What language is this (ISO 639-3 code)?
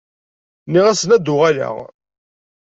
kab